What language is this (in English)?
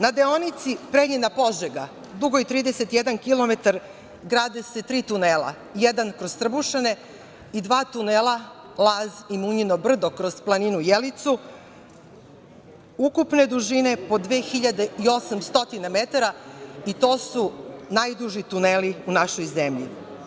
Serbian